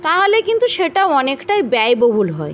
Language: Bangla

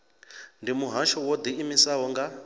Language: Venda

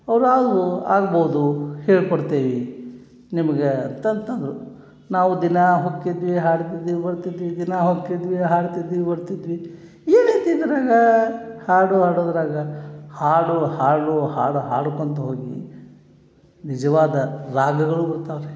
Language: Kannada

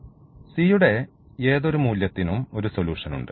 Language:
Malayalam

